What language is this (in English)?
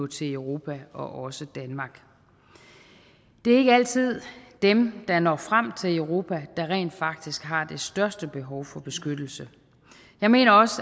Danish